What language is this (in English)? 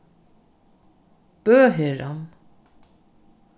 Faroese